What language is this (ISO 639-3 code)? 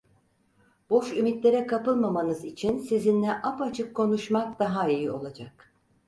tur